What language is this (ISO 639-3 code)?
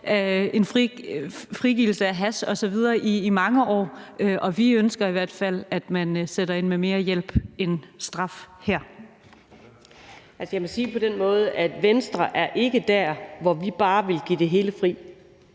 dan